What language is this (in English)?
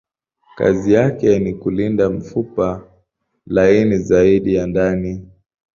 Swahili